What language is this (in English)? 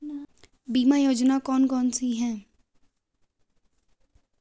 Hindi